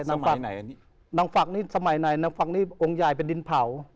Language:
Thai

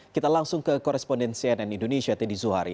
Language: Indonesian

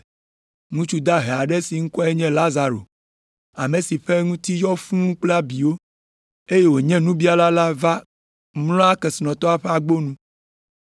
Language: Ewe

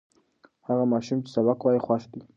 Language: Pashto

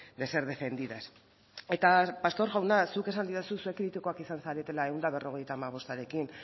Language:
Basque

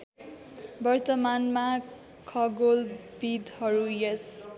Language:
Nepali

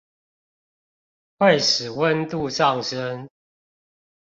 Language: Chinese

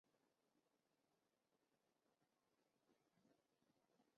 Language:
Chinese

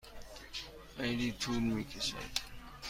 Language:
Persian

